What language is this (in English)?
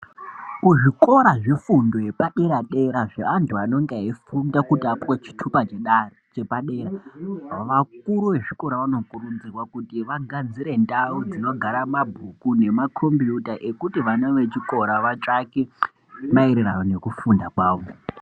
Ndau